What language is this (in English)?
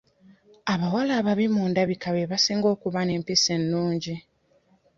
Ganda